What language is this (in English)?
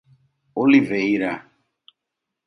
Portuguese